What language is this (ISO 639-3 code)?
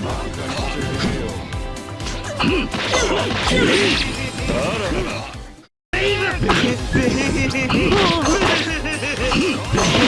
jpn